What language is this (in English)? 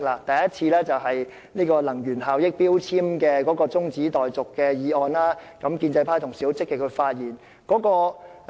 Cantonese